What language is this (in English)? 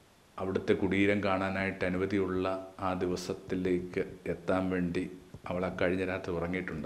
Malayalam